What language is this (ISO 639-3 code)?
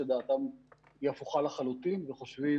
heb